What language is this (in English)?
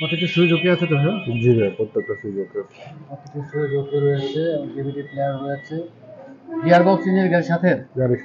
Hindi